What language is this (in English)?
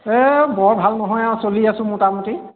Assamese